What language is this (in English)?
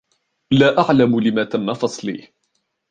Arabic